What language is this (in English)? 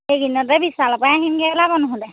Assamese